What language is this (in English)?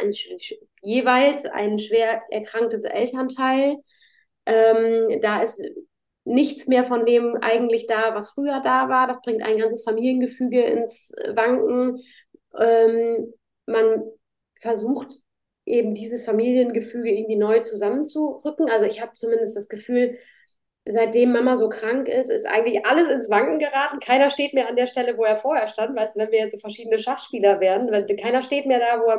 German